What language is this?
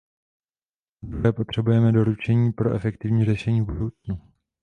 Czech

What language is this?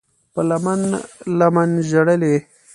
Pashto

